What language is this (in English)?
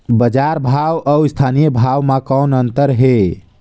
Chhattisgarhi